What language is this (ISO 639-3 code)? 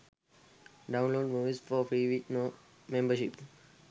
sin